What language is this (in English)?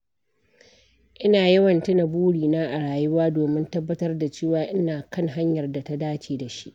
Hausa